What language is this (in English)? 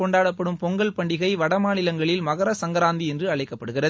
Tamil